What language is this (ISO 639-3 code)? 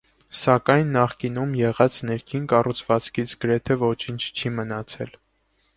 hye